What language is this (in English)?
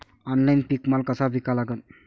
Marathi